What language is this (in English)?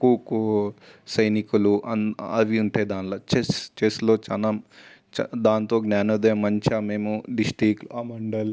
Telugu